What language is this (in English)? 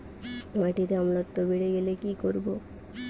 Bangla